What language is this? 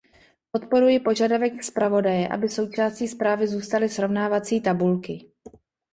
Czech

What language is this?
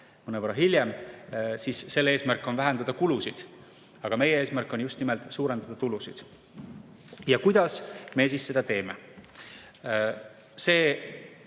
Estonian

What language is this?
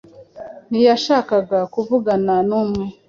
Kinyarwanda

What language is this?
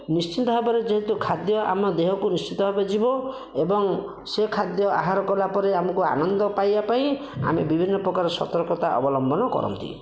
Odia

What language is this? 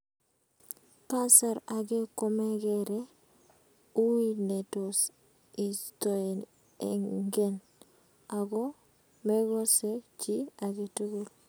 Kalenjin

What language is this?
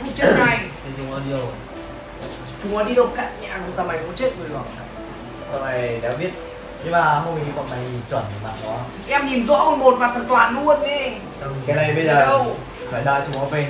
Vietnamese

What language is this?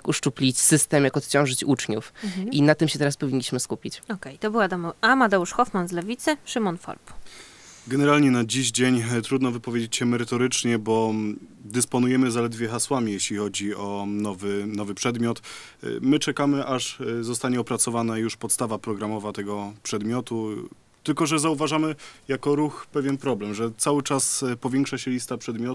Polish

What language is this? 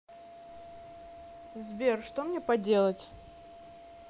Russian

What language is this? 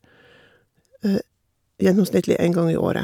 Norwegian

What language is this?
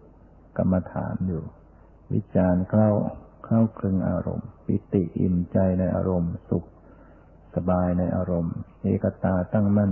Thai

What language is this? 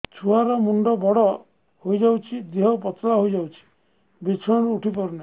Odia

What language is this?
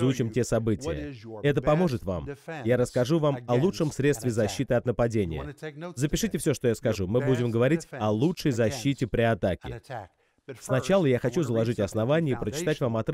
Russian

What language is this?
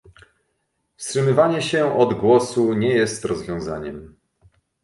Polish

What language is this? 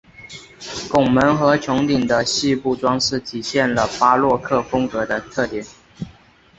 Chinese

